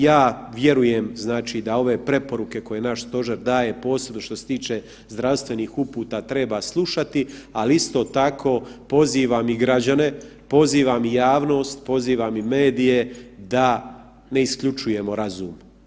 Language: Croatian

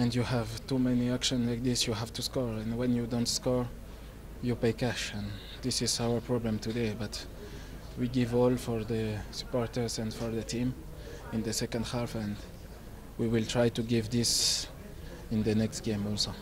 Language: Greek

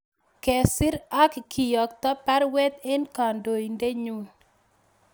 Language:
Kalenjin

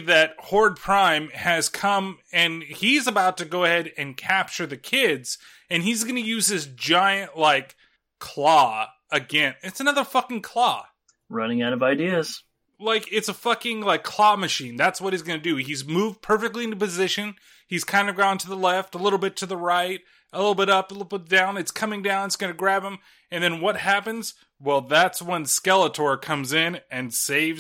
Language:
English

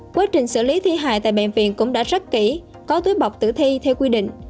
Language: Vietnamese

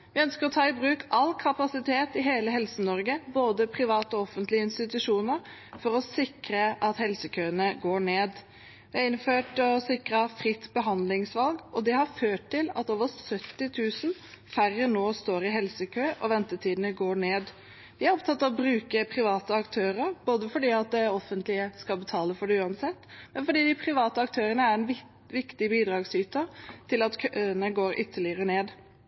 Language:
Norwegian Bokmål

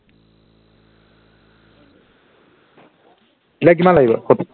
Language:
Assamese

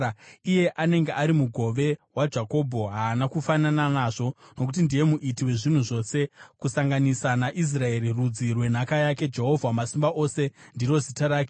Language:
Shona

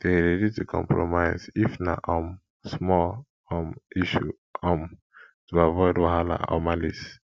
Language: Nigerian Pidgin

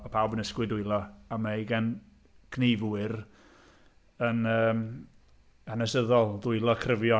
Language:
Welsh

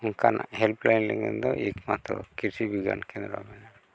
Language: Santali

